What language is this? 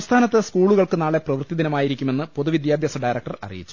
Malayalam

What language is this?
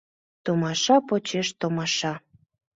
Mari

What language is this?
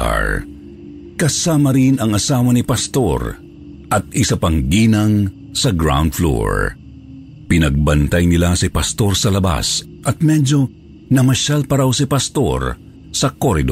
Filipino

